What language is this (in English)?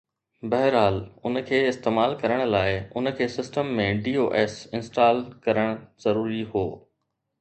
Sindhi